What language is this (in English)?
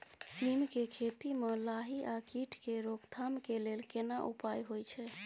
Maithili